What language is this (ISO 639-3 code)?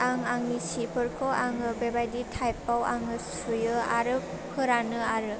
brx